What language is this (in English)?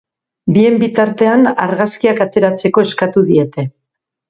Basque